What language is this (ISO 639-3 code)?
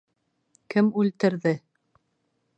bak